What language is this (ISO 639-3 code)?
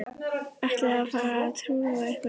isl